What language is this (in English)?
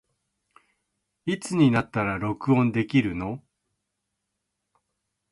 Japanese